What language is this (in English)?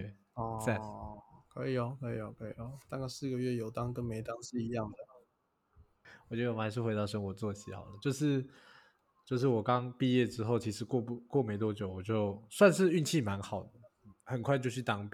Chinese